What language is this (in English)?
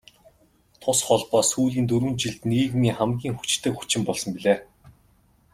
Mongolian